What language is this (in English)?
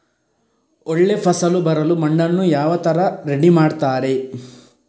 Kannada